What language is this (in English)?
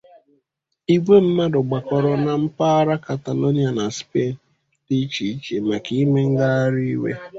Igbo